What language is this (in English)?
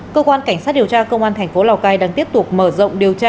Vietnamese